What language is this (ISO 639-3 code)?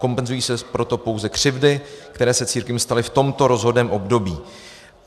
ces